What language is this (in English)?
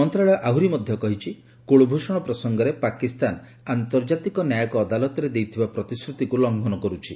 Odia